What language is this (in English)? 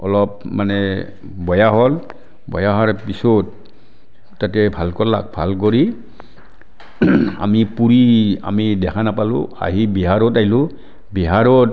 Assamese